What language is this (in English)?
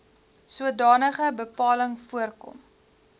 Afrikaans